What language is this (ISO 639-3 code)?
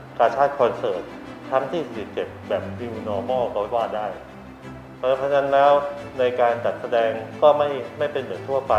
tha